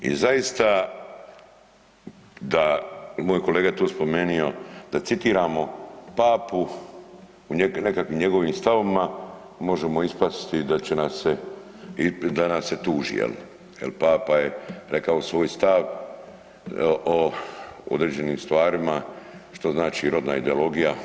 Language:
Croatian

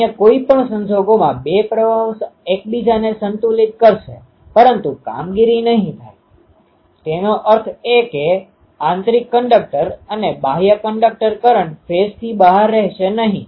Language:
Gujarati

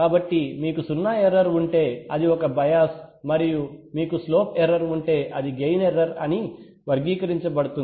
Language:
Telugu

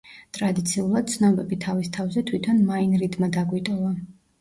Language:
Georgian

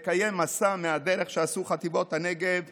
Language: Hebrew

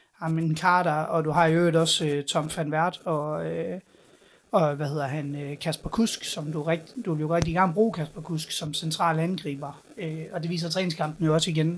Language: Danish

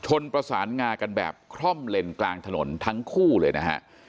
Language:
Thai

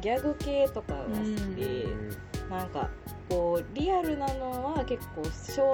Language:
Japanese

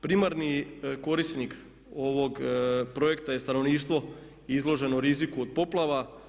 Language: Croatian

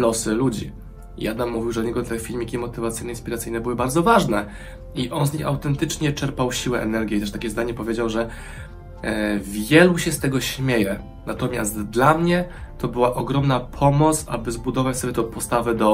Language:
Polish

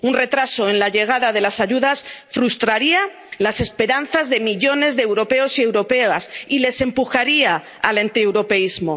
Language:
Spanish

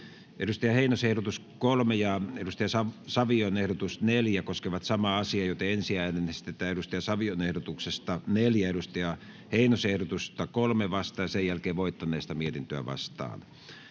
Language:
Finnish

